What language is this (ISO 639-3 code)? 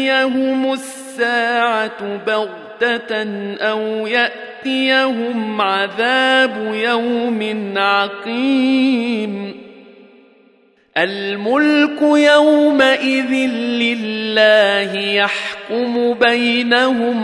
ara